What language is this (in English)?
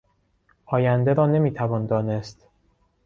Persian